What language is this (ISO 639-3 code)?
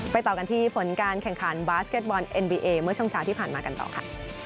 tha